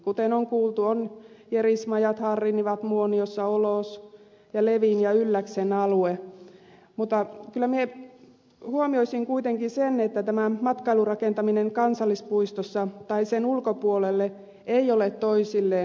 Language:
Finnish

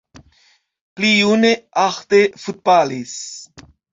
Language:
Esperanto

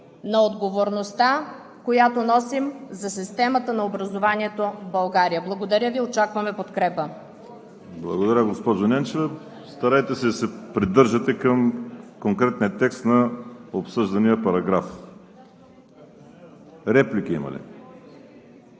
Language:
Bulgarian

